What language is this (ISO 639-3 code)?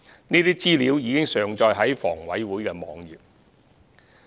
yue